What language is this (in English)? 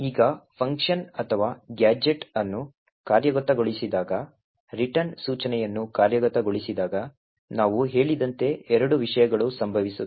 Kannada